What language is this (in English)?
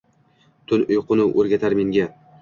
Uzbek